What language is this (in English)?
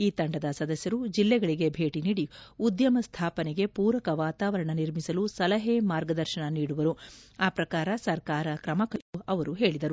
Kannada